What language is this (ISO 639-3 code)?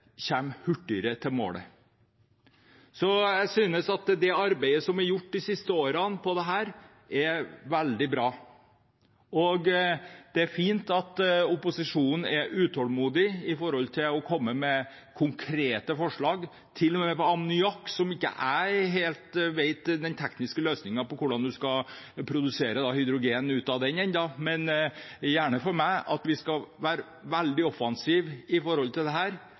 nob